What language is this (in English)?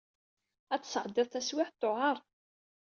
Kabyle